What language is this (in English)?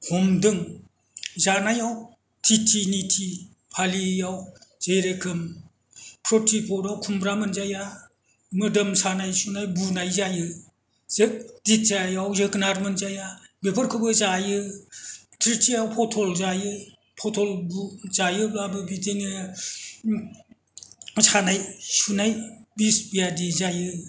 Bodo